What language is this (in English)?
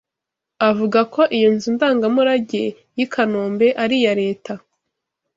Kinyarwanda